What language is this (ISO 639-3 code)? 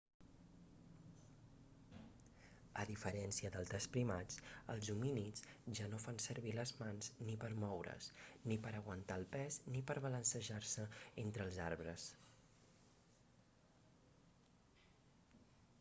cat